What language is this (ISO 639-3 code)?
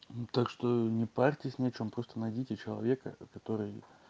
rus